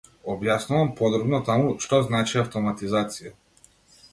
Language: Macedonian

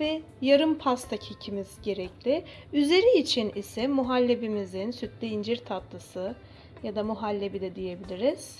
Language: Turkish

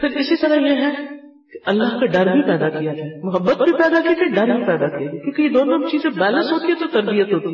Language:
Urdu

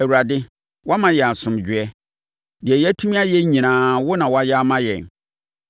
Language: Akan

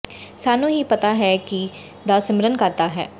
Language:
Punjabi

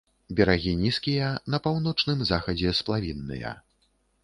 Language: Belarusian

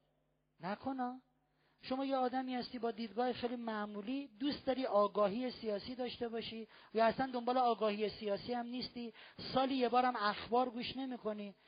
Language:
Persian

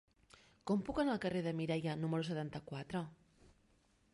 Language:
Catalan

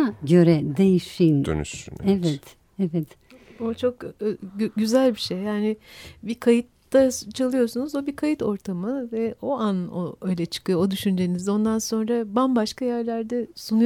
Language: Turkish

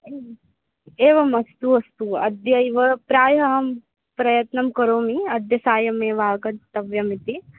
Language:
Sanskrit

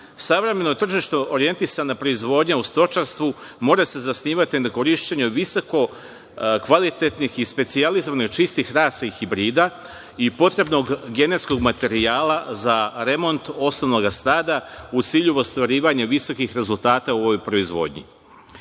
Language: Serbian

